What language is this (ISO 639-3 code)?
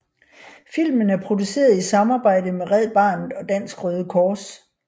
dan